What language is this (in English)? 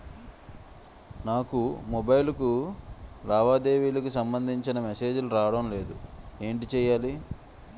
Telugu